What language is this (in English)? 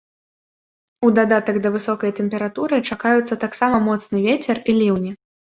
Belarusian